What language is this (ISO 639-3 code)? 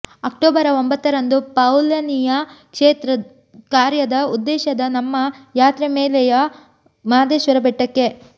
kan